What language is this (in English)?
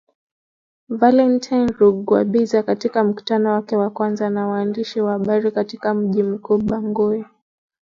Swahili